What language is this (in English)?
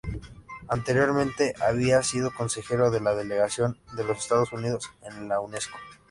Spanish